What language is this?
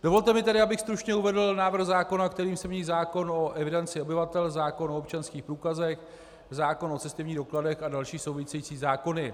Czech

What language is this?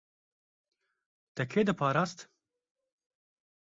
Kurdish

